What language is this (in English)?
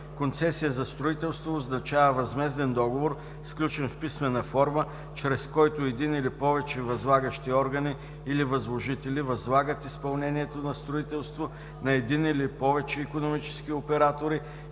Bulgarian